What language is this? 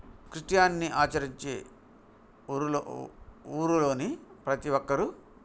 Telugu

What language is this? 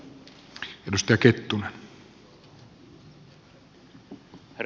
Finnish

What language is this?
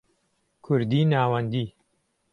Central Kurdish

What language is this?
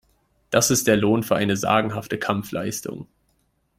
German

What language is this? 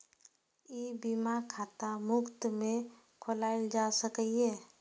Maithili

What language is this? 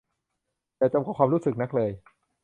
Thai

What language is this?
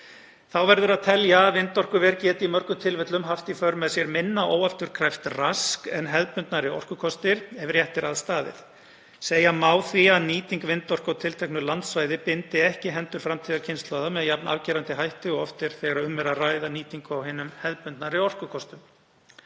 Icelandic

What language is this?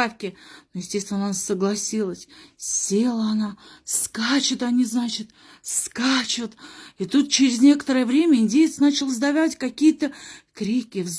Russian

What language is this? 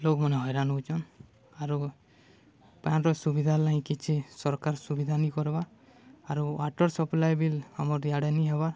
Odia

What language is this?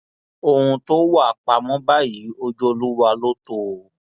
Yoruba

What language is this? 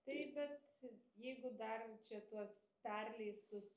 Lithuanian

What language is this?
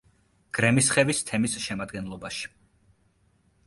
Georgian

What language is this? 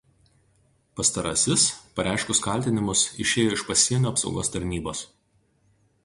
Lithuanian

